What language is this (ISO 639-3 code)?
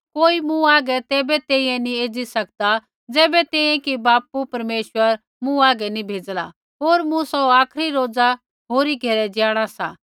kfx